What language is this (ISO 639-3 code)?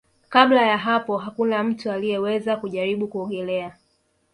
swa